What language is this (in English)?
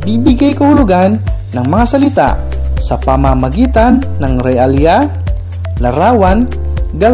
Filipino